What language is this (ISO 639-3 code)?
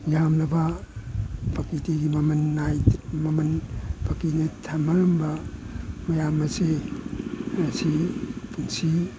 mni